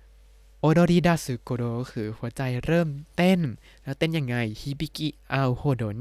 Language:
Thai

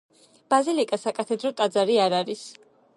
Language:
Georgian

